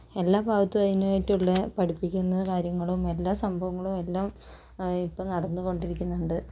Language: Malayalam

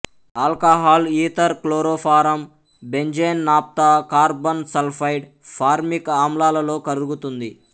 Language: Telugu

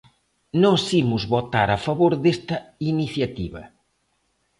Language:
Galician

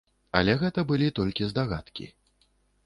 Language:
Belarusian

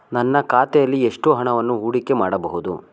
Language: Kannada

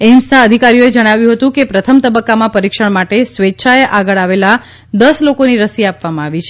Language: Gujarati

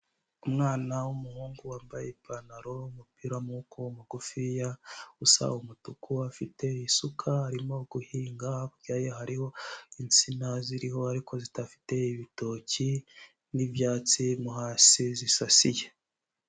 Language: Kinyarwanda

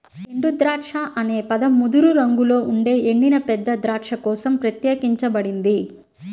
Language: Telugu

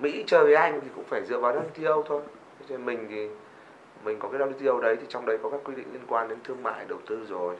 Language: Vietnamese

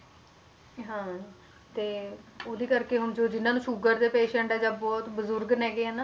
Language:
Punjabi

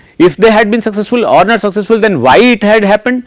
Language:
English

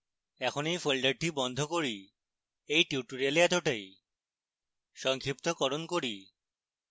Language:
Bangla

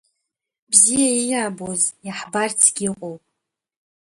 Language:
Abkhazian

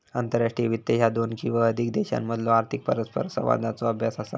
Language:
Marathi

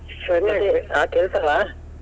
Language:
Kannada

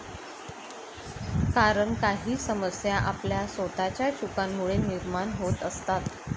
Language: Marathi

